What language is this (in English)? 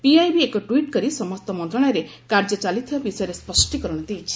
Odia